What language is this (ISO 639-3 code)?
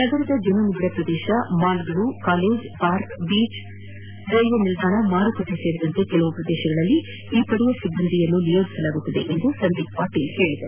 kan